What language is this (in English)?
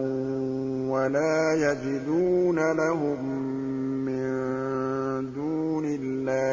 Arabic